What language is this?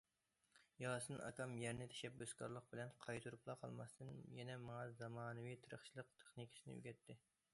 Uyghur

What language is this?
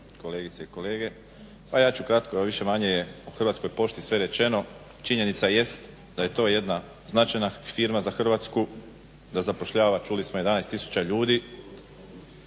Croatian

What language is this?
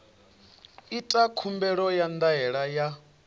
Venda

